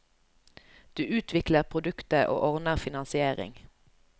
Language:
Norwegian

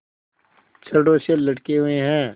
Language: Hindi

